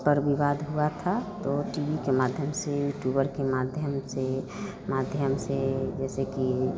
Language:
Hindi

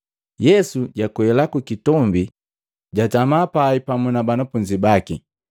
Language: Matengo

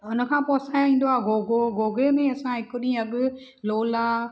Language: Sindhi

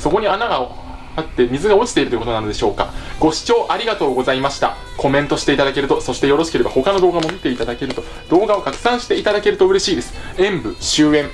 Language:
Japanese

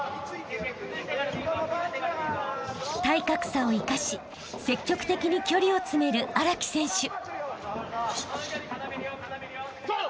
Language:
Japanese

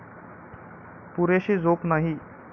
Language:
Marathi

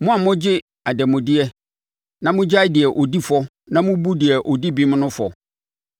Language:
Akan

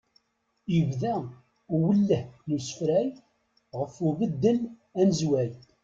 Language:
Kabyle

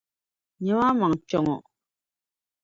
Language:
Dagbani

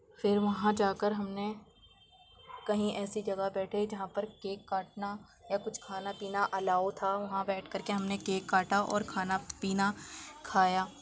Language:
Urdu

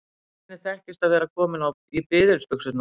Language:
Icelandic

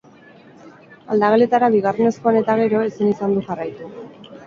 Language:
Basque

